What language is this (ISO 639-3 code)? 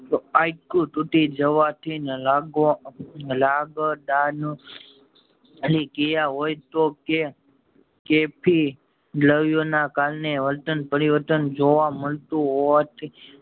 guj